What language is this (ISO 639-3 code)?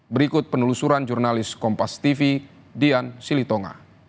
ind